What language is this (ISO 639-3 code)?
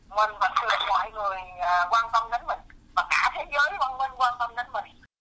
vie